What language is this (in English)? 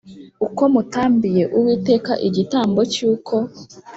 Kinyarwanda